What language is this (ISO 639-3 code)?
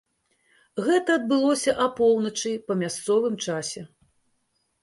bel